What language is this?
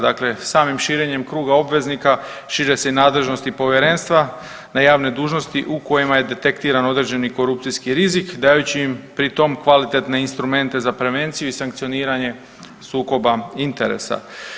Croatian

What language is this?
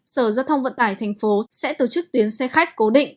Vietnamese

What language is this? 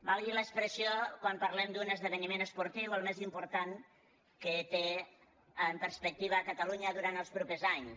Catalan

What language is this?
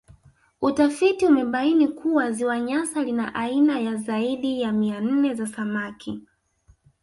Swahili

